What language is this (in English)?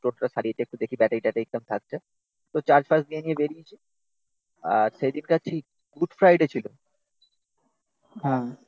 Bangla